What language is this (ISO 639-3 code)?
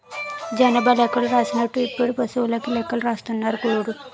tel